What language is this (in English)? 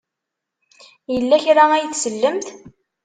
Kabyle